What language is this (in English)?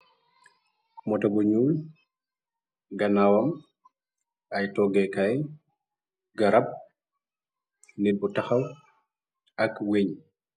Wolof